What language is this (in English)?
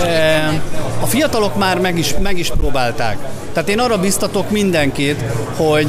Hungarian